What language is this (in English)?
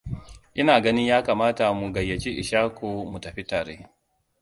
Hausa